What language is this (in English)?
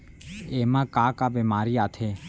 Chhattisgarhi